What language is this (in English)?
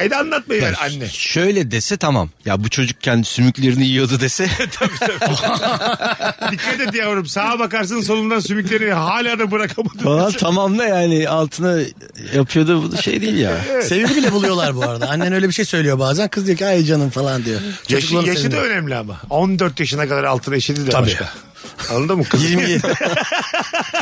Turkish